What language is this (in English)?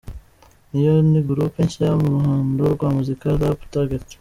Kinyarwanda